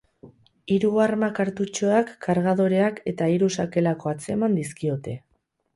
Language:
Basque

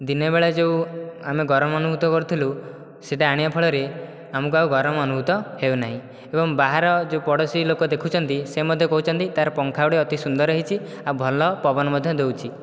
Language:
Odia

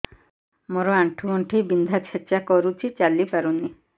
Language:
Odia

